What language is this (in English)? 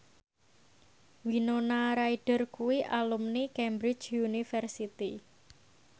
Javanese